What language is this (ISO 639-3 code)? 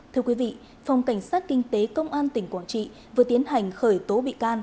vie